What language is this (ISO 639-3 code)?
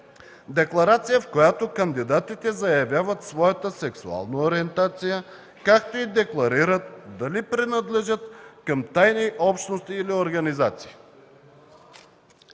bul